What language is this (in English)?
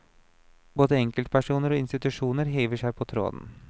Norwegian